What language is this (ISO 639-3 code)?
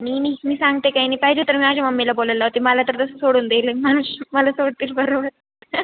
mar